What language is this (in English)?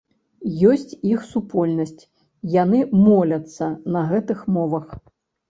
Belarusian